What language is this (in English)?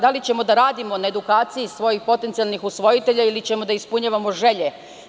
Serbian